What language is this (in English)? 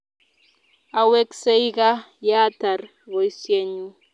Kalenjin